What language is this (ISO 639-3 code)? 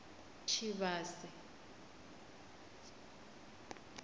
ven